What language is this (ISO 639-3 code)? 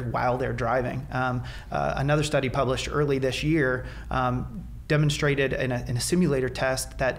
eng